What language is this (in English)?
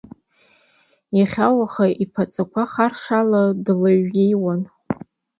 Abkhazian